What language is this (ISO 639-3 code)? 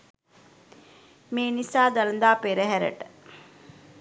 sin